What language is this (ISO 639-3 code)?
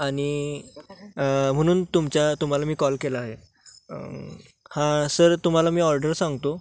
mar